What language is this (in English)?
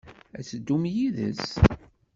Kabyle